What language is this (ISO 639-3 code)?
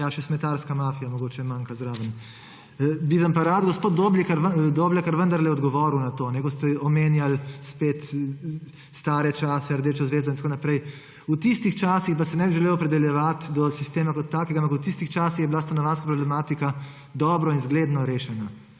slv